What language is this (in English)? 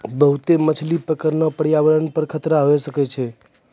Maithili